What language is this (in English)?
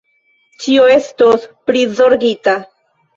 Esperanto